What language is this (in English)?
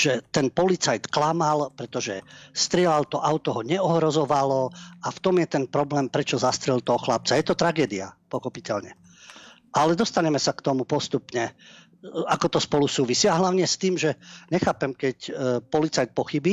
Slovak